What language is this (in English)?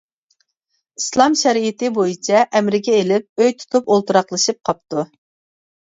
Uyghur